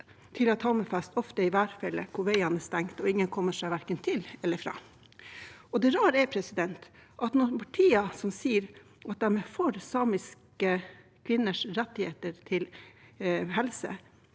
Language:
Norwegian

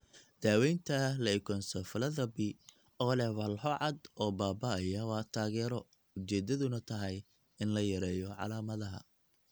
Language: Somali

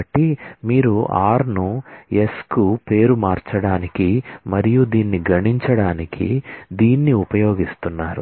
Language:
Telugu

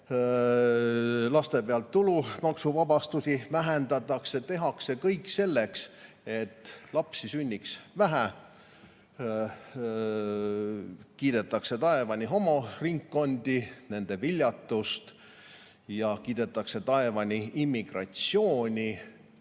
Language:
Estonian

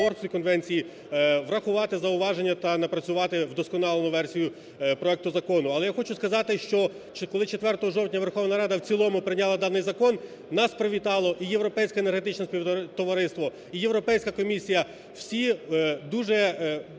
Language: Ukrainian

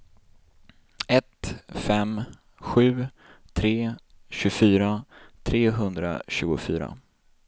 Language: Swedish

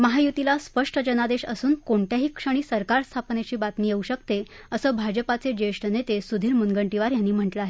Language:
Marathi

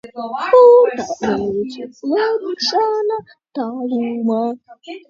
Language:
Latvian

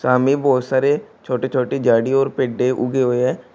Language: Hindi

